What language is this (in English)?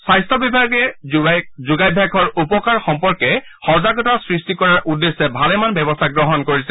Assamese